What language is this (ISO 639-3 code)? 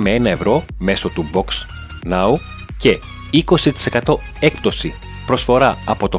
ell